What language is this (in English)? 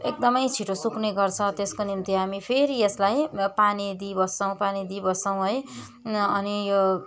Nepali